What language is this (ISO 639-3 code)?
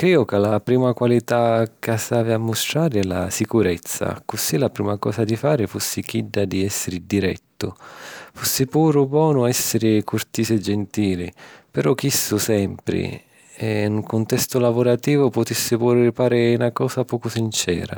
scn